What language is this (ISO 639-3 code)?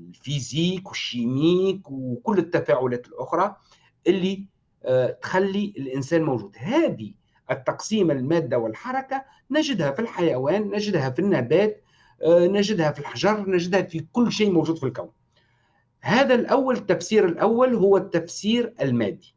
ara